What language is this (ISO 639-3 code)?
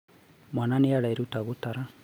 kik